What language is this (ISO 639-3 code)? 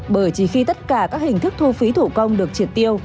vie